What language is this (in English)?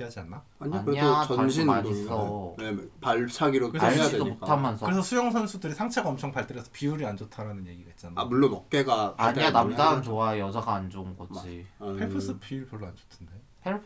Korean